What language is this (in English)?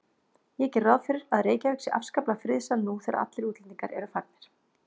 Icelandic